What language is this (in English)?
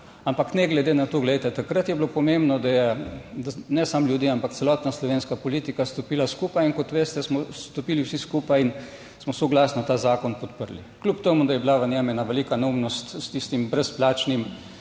Slovenian